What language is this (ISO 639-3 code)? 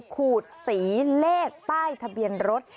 tha